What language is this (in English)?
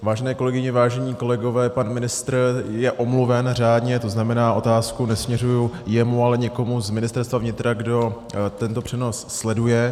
Czech